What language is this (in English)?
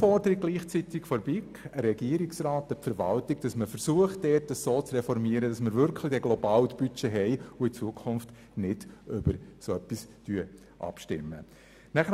Swiss German